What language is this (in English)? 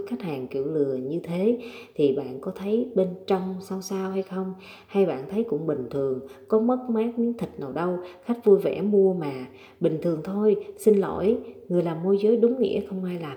Vietnamese